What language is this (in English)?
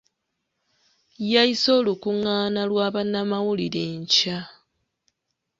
Ganda